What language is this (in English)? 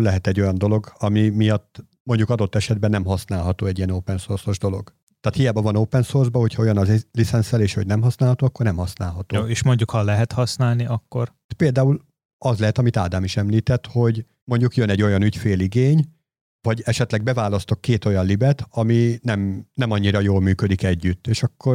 Hungarian